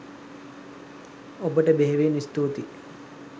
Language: Sinhala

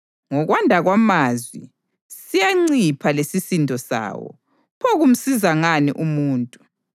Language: North Ndebele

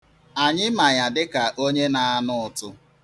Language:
Igbo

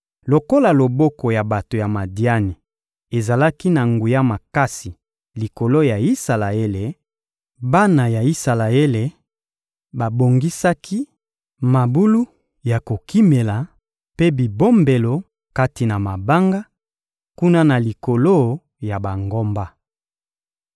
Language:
Lingala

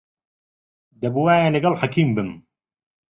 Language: Central Kurdish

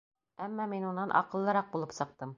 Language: Bashkir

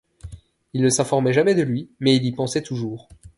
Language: French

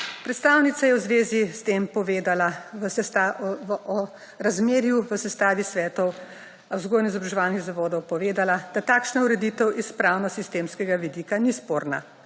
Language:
Slovenian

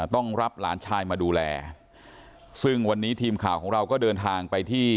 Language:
Thai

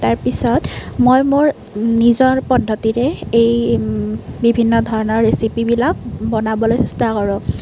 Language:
Assamese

